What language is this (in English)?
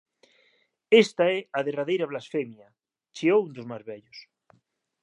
Galician